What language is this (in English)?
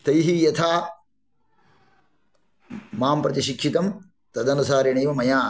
Sanskrit